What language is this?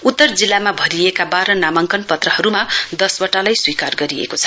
Nepali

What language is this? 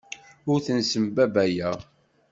Kabyle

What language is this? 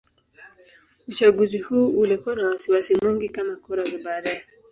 Swahili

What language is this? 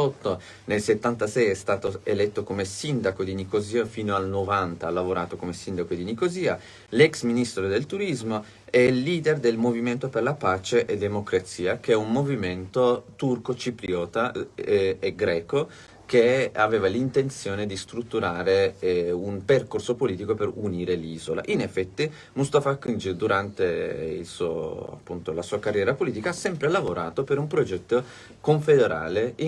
Italian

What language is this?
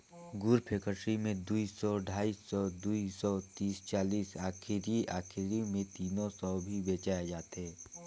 Chhattisgarhi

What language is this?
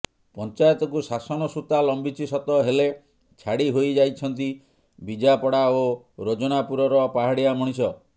Odia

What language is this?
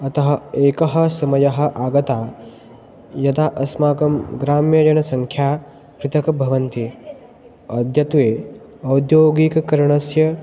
Sanskrit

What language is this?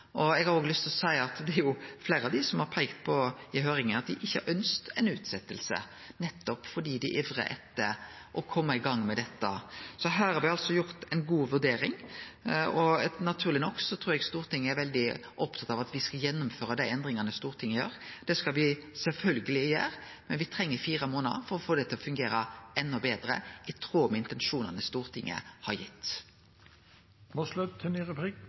Norwegian Nynorsk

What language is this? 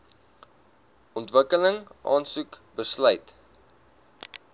Afrikaans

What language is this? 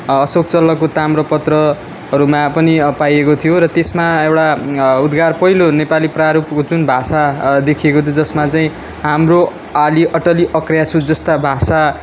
Nepali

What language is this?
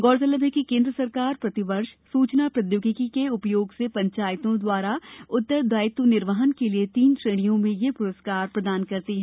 Hindi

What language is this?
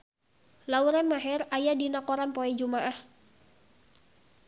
Sundanese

